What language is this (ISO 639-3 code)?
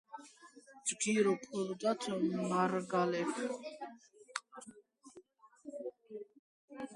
kat